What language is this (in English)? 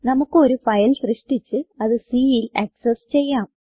Malayalam